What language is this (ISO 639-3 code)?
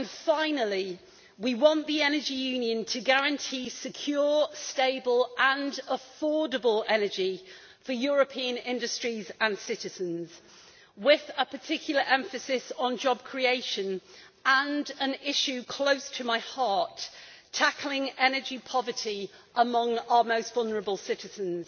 eng